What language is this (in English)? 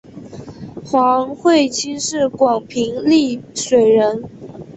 Chinese